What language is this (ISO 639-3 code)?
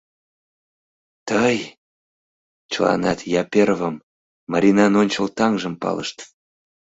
chm